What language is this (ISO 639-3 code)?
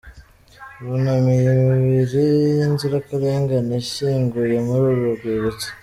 kin